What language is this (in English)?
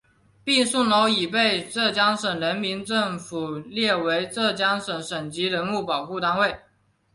Chinese